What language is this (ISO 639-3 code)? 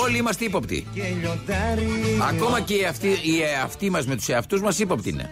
ell